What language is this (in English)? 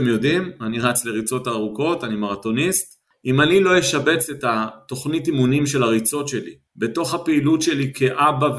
Hebrew